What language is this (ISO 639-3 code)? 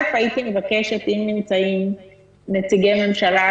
heb